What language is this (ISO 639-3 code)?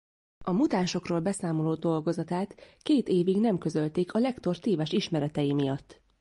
hun